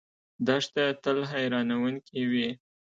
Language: Pashto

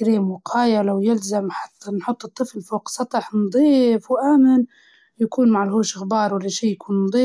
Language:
Libyan Arabic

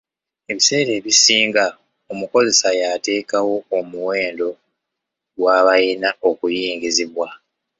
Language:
Ganda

